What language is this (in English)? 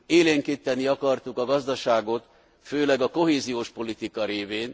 Hungarian